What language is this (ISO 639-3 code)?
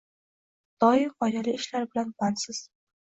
uzb